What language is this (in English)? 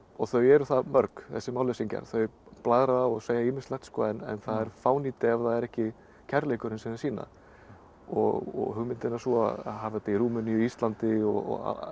Icelandic